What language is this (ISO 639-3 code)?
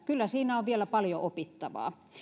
fin